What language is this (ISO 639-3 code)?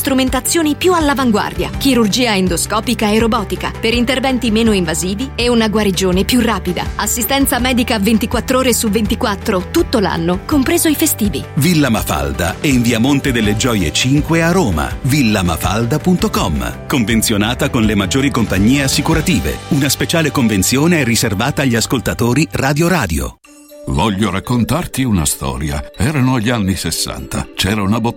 ita